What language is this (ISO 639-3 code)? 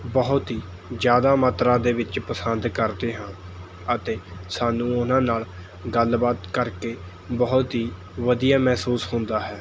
pan